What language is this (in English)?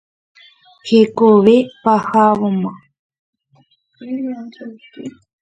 Guarani